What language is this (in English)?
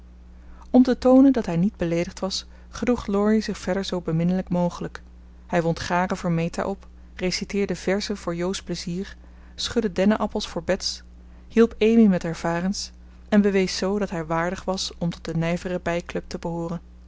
Dutch